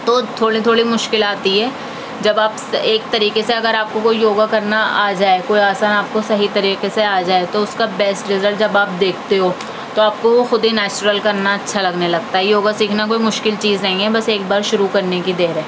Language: Urdu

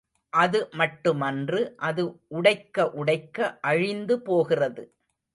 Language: Tamil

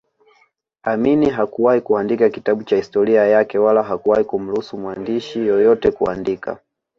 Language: Swahili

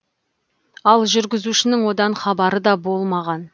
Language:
Kazakh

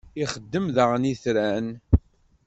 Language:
Kabyle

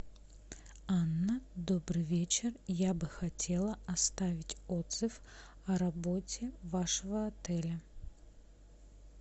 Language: Russian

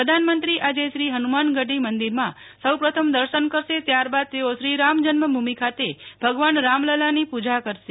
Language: Gujarati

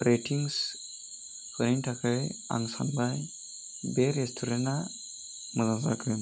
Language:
Bodo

